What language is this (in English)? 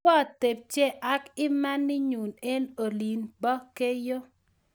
Kalenjin